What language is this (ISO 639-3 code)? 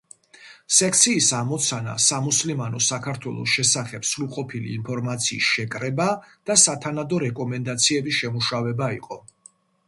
kat